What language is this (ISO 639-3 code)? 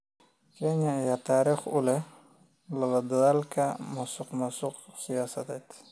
som